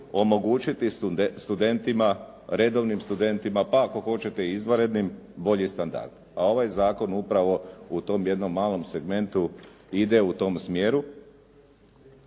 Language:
Croatian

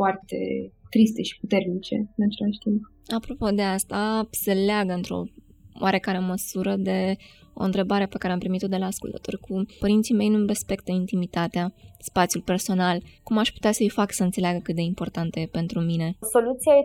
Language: Romanian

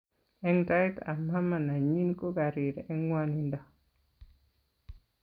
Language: Kalenjin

